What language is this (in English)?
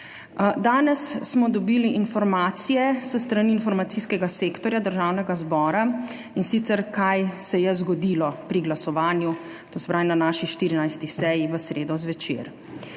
Slovenian